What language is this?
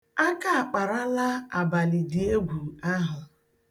Igbo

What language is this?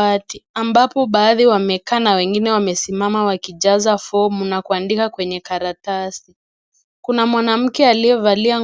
Swahili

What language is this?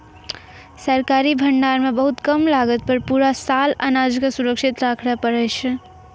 Maithili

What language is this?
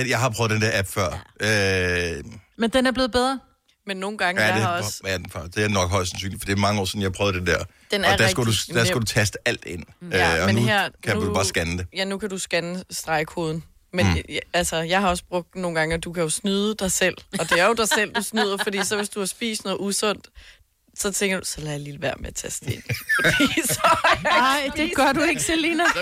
Danish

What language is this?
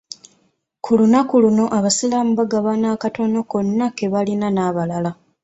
Ganda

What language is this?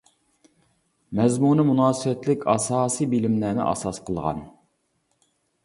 Uyghur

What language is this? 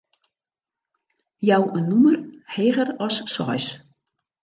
Western Frisian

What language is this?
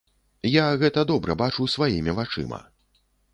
Belarusian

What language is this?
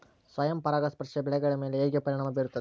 Kannada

